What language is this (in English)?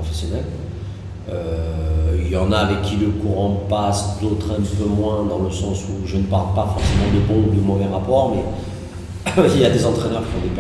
French